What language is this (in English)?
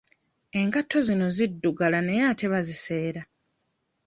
Ganda